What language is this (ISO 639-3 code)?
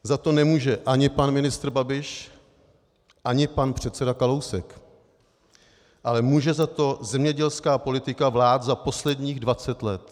ces